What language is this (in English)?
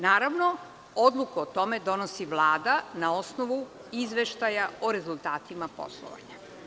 Serbian